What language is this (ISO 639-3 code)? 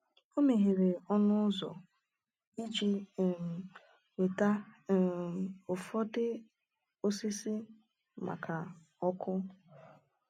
ibo